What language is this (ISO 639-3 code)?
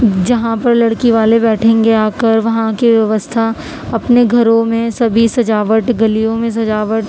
urd